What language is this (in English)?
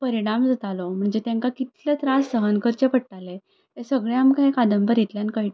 Konkani